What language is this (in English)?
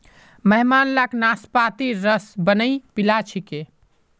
Magahi